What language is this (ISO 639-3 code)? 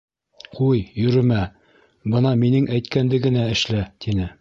bak